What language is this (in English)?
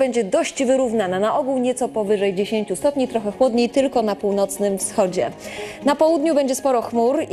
Polish